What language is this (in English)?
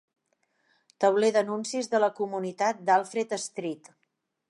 Catalan